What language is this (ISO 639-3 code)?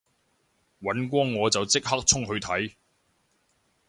yue